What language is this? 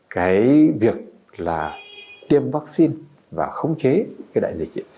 Vietnamese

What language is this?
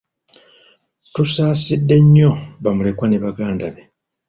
Ganda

